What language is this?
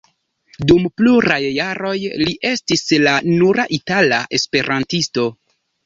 Esperanto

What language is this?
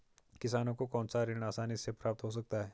Hindi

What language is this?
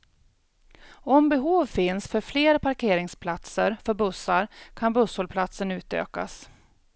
Swedish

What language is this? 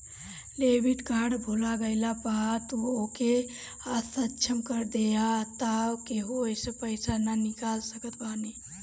Bhojpuri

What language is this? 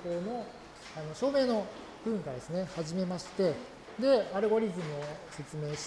Japanese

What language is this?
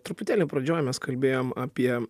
Lithuanian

